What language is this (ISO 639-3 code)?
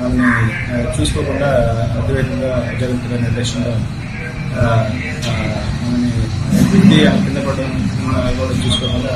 tel